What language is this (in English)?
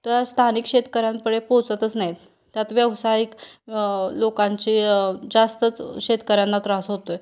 Marathi